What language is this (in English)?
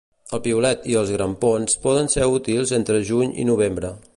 Catalan